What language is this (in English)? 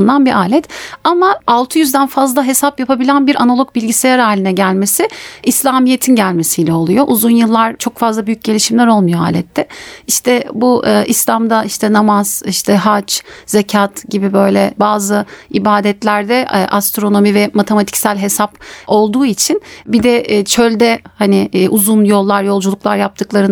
Turkish